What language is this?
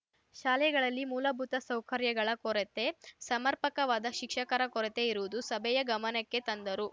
Kannada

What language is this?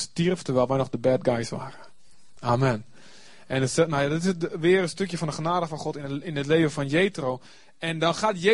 Dutch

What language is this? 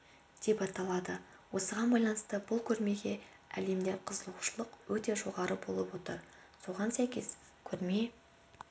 Kazakh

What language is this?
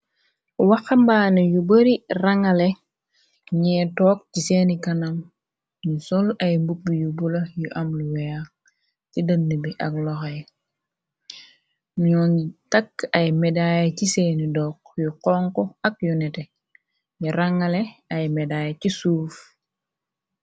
Wolof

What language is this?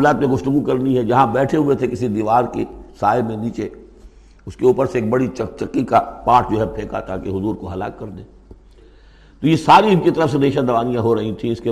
Urdu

